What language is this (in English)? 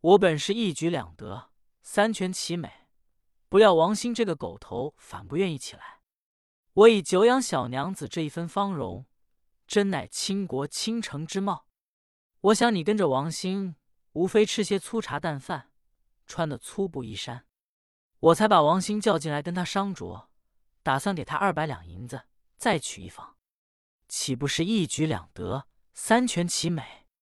Chinese